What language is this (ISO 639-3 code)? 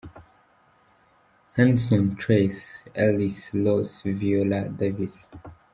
kin